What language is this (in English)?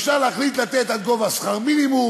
Hebrew